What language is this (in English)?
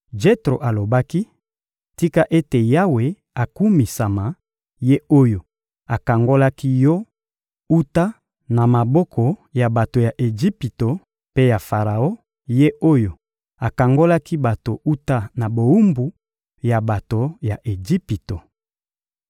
Lingala